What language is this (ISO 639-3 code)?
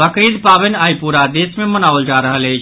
mai